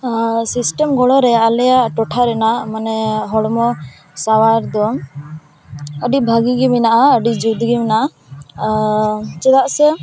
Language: Santali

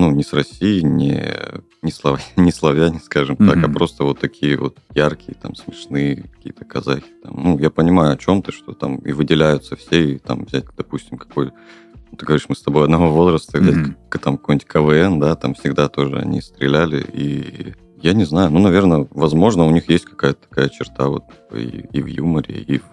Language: Russian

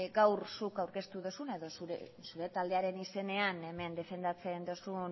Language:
Basque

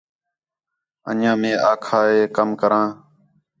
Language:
Khetrani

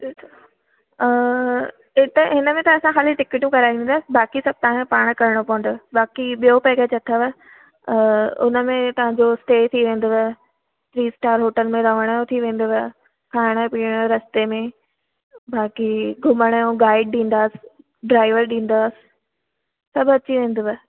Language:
Sindhi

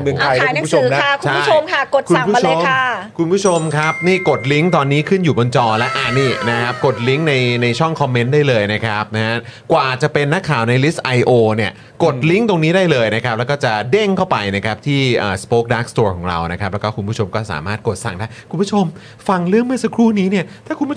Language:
Thai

